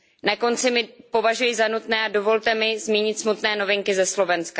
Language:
Czech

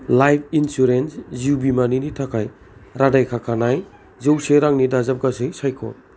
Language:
Bodo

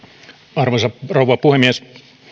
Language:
Finnish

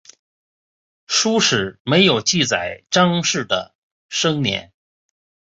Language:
Chinese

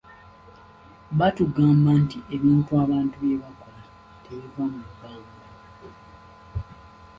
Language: Ganda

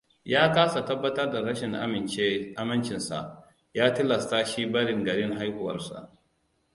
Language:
Hausa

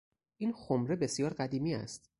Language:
Persian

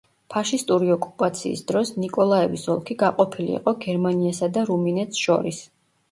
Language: Georgian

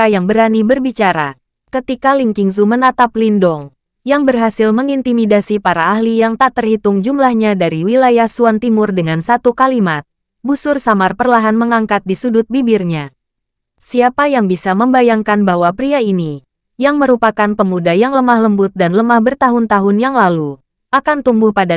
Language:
Indonesian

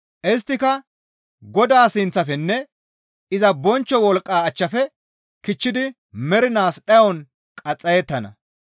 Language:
Gamo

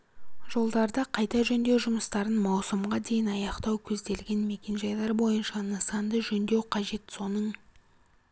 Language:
Kazakh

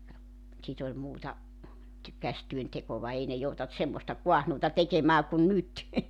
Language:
Finnish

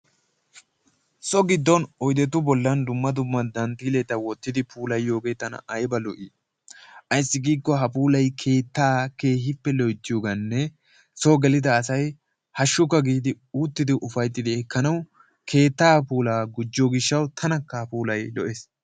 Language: Wolaytta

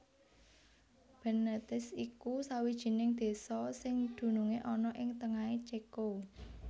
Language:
Javanese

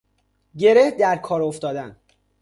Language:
Persian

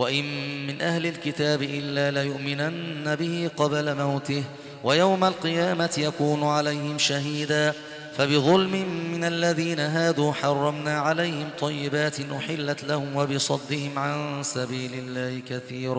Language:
Arabic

